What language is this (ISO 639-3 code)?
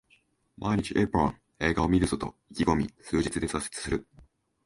jpn